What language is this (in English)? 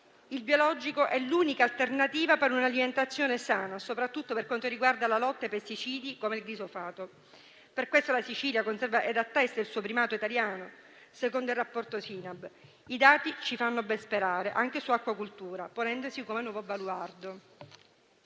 Italian